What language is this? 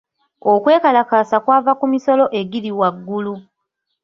Ganda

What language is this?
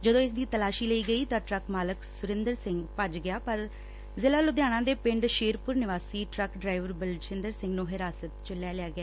Punjabi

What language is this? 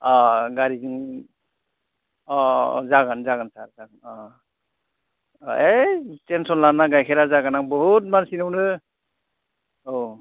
Bodo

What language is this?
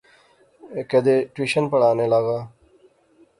Pahari-Potwari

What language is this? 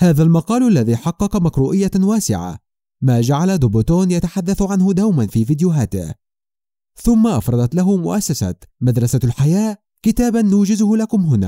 Arabic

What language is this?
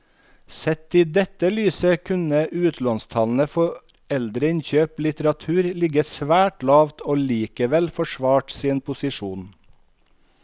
Norwegian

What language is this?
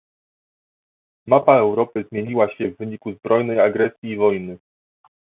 Polish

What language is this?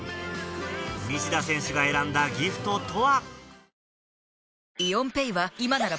Japanese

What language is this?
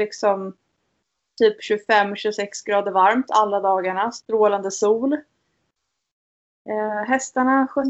Swedish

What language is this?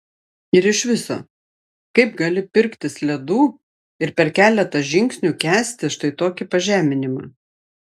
Lithuanian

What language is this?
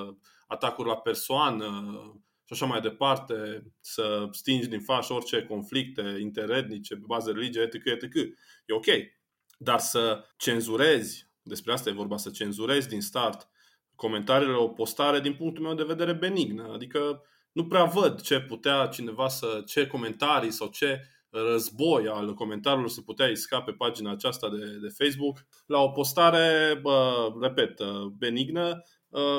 Romanian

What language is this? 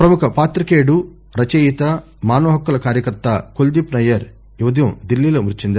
Telugu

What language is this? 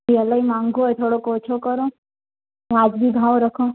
Sindhi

